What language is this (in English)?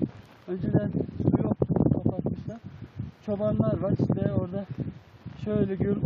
Turkish